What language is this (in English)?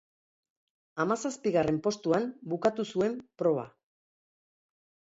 Basque